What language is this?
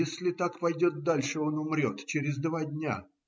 Russian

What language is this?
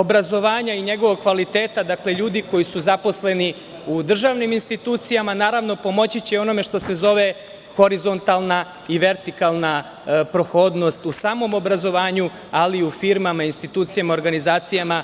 Serbian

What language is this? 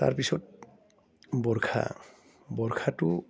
Assamese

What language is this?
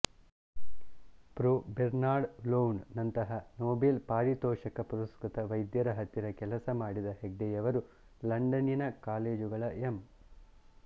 Kannada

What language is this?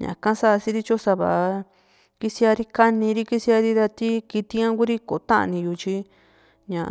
Juxtlahuaca Mixtec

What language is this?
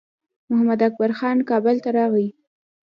Pashto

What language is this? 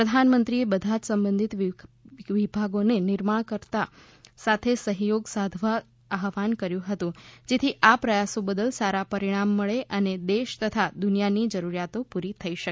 Gujarati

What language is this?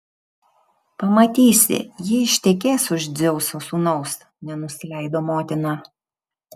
Lithuanian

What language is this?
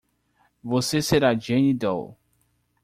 Portuguese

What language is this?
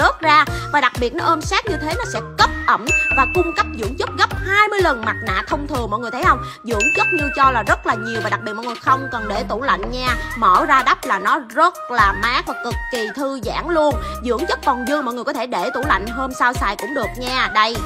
Vietnamese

